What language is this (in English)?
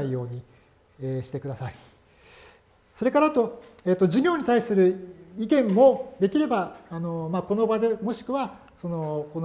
Japanese